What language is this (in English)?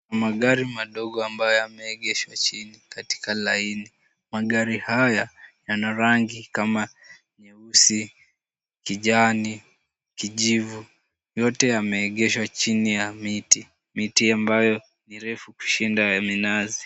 Swahili